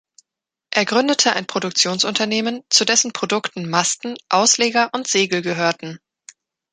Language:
German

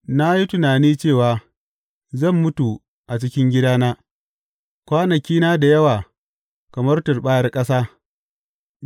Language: Hausa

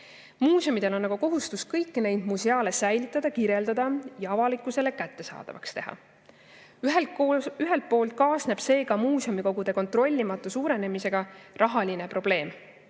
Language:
Estonian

